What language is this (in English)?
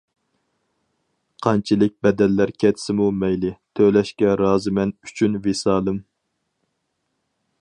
Uyghur